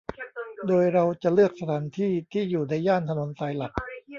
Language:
Thai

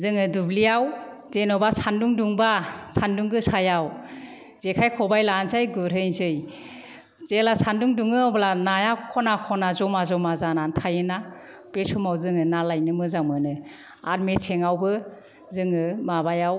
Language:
Bodo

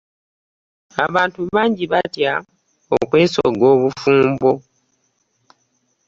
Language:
Ganda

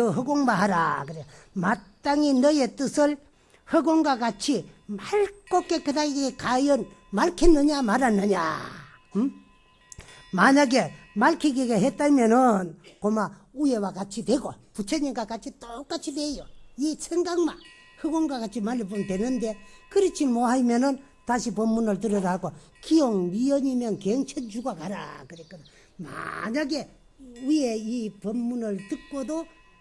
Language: Korean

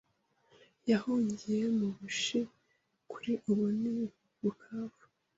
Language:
Kinyarwanda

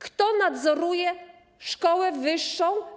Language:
Polish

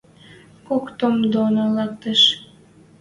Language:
Western Mari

